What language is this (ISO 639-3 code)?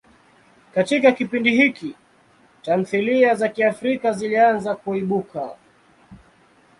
swa